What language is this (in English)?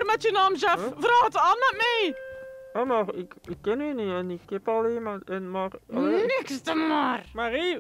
Dutch